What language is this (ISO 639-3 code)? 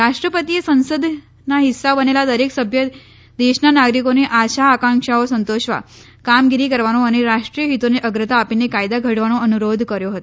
guj